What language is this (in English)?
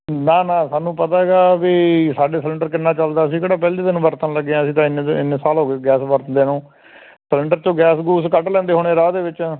Punjabi